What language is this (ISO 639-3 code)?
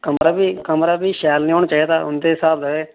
doi